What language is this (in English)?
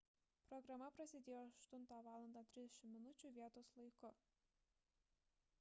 Lithuanian